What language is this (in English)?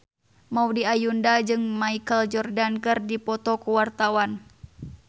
Sundanese